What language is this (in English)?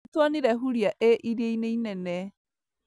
Kikuyu